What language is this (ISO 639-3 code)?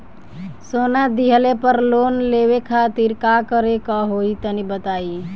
bho